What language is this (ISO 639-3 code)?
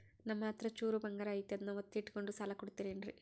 kan